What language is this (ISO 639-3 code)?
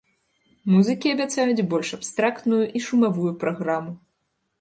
bel